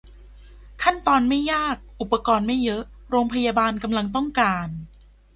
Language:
Thai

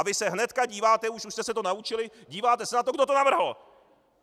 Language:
Czech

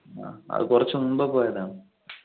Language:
Malayalam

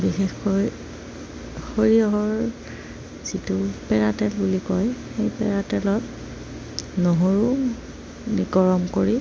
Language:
Assamese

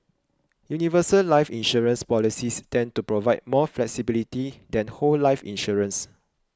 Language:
English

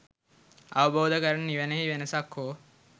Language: Sinhala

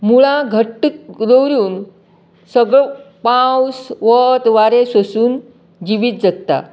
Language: Konkani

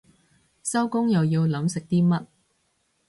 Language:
Cantonese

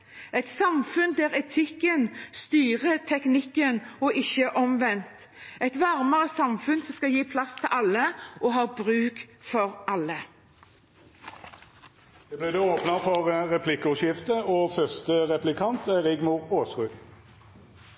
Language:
Norwegian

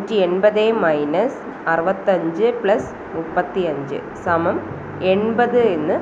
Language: Malayalam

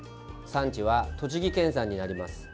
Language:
Japanese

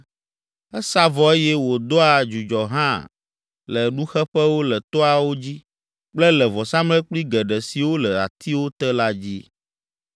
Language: Ewe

